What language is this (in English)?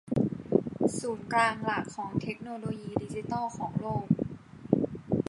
Thai